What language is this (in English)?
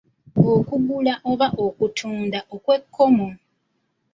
Ganda